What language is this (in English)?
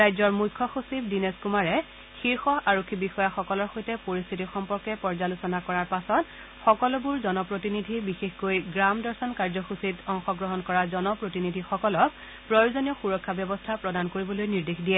Assamese